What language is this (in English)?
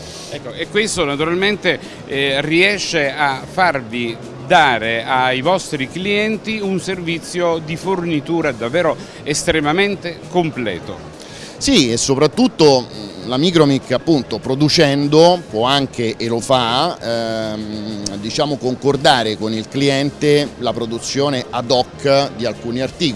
Italian